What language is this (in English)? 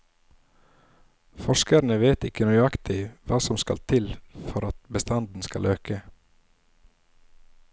Norwegian